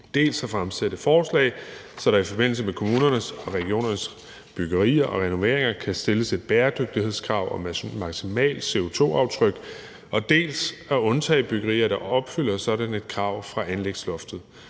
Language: Danish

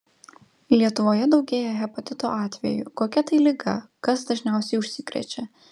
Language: Lithuanian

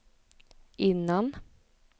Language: Swedish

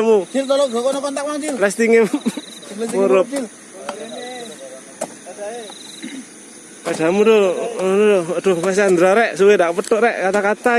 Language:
Indonesian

